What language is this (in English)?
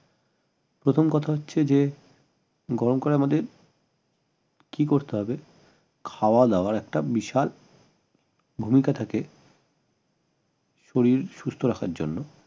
Bangla